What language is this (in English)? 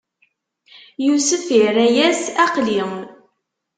Kabyle